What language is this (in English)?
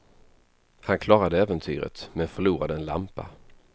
Swedish